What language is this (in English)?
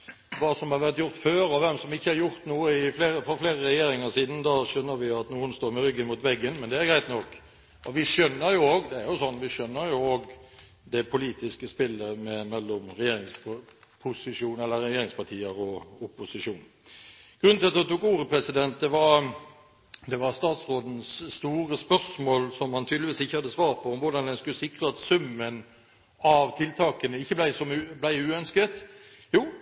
Norwegian Bokmål